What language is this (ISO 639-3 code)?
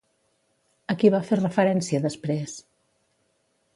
cat